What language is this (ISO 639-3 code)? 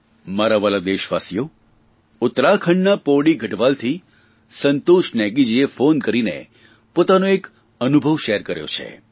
guj